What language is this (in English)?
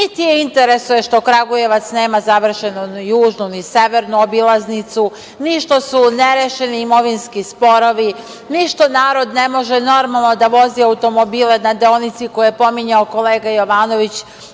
Serbian